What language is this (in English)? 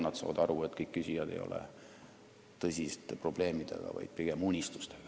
Estonian